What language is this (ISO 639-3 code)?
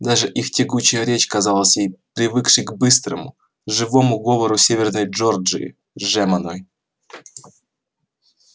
rus